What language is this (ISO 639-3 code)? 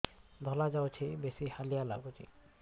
ori